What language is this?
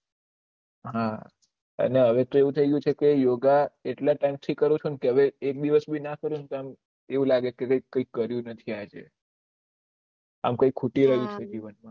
Gujarati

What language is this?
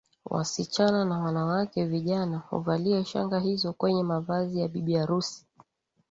Swahili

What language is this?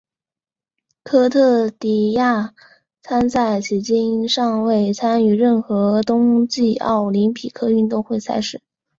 Chinese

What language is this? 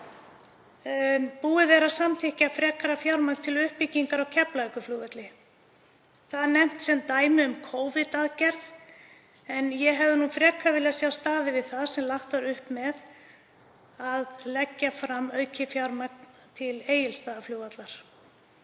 Icelandic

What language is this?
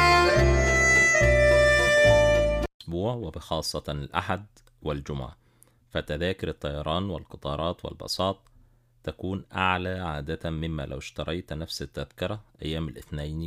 Arabic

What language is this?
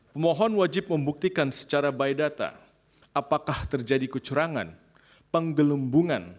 Indonesian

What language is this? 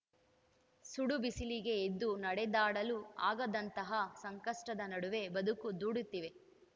Kannada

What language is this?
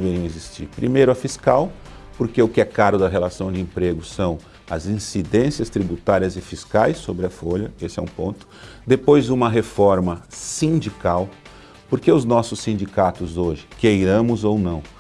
Portuguese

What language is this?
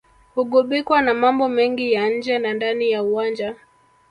Swahili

